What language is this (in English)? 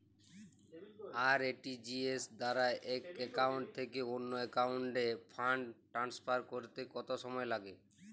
Bangla